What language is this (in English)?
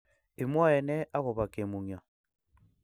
Kalenjin